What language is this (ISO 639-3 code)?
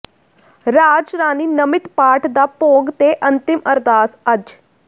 pan